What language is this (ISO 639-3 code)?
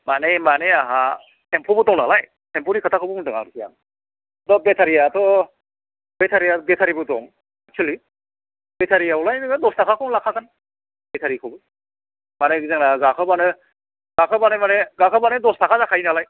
brx